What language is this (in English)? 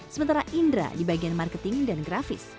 Indonesian